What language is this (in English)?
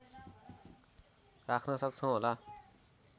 Nepali